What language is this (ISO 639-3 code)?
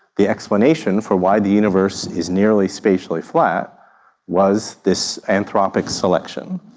eng